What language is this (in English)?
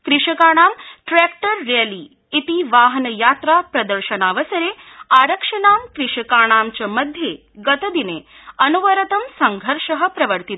Sanskrit